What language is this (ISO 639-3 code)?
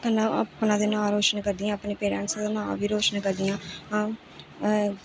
doi